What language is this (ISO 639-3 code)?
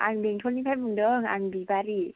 brx